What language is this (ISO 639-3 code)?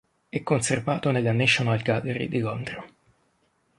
ita